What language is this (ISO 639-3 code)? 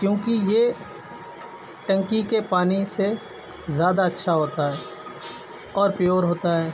urd